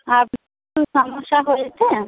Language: Bangla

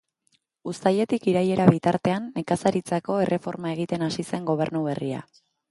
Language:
Basque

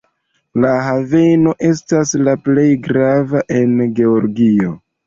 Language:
Esperanto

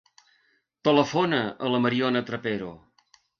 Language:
Catalan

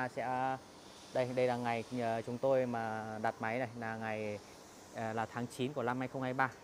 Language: Vietnamese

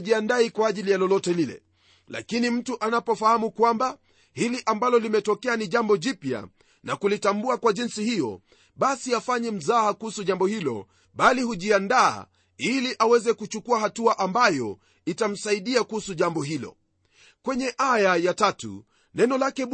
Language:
Swahili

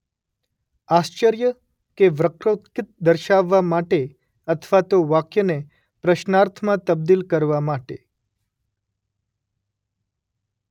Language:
Gujarati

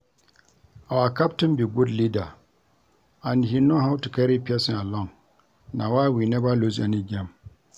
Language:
Nigerian Pidgin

